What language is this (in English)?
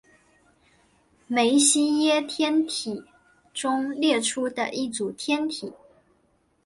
Chinese